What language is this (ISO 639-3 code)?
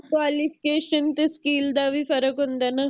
pan